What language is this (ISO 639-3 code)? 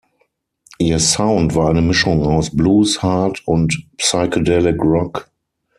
deu